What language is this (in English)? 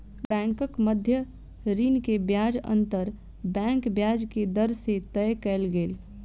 Maithili